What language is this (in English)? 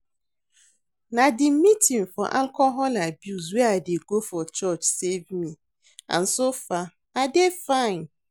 Nigerian Pidgin